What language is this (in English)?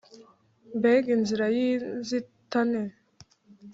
Kinyarwanda